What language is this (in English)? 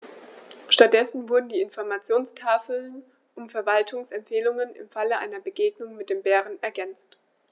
German